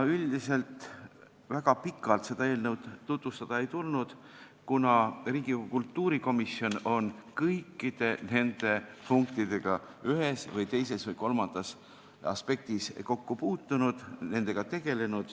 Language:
Estonian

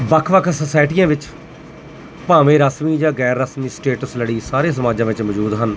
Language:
Punjabi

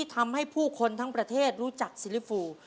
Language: Thai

